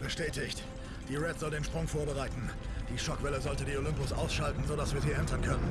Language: German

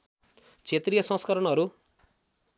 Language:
Nepali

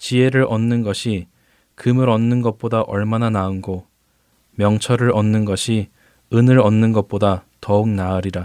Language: Korean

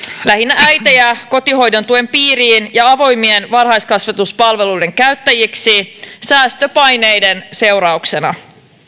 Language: Finnish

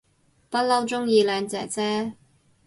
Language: Cantonese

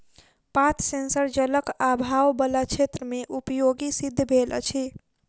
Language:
Maithili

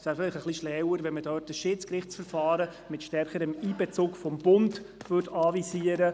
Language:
Swiss German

